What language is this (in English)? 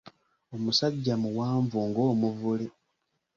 Ganda